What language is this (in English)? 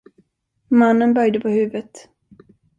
Swedish